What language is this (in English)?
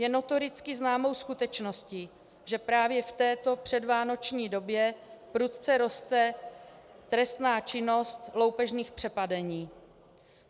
Czech